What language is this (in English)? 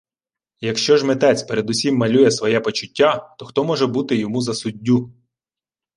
Ukrainian